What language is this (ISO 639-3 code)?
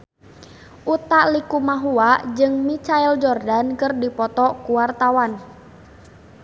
sun